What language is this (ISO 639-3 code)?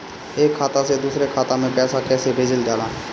bho